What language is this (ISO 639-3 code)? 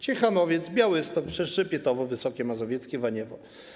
pol